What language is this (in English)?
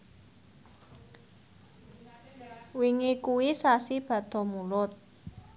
Javanese